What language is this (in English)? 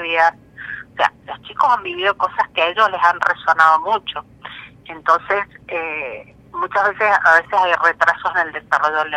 Spanish